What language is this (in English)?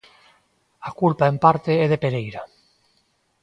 Galician